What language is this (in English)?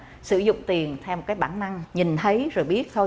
Vietnamese